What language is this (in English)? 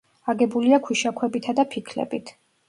Georgian